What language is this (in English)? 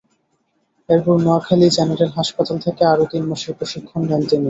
Bangla